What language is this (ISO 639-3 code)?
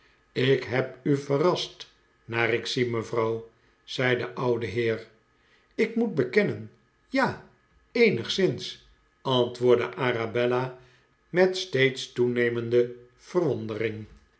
nld